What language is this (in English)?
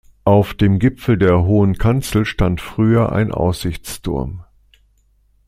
German